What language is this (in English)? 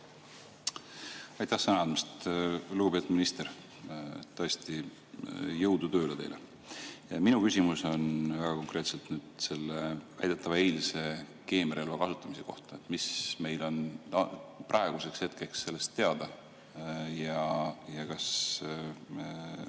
Estonian